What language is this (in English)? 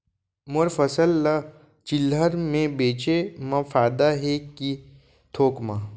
Chhattisgarhi